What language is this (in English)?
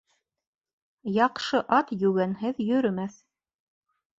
Bashkir